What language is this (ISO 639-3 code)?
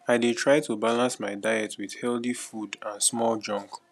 pcm